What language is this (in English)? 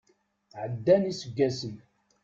Kabyle